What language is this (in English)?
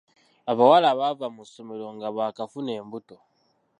Ganda